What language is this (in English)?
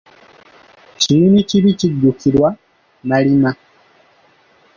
Ganda